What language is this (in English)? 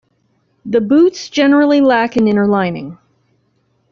English